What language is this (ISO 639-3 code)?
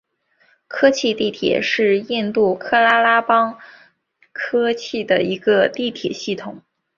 zho